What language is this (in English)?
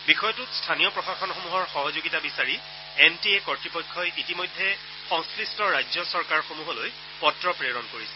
Assamese